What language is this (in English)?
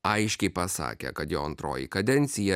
Lithuanian